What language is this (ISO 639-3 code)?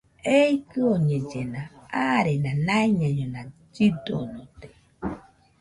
hux